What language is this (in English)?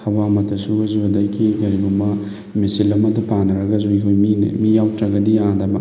Manipuri